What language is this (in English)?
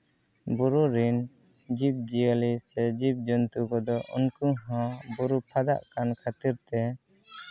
Santali